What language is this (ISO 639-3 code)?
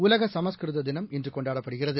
tam